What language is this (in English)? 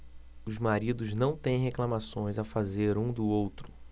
Portuguese